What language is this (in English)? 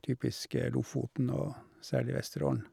Norwegian